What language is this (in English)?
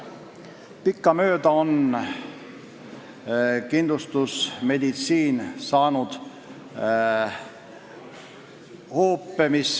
Estonian